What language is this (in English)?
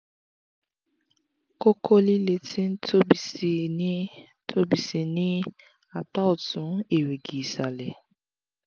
Yoruba